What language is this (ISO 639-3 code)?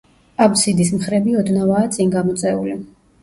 kat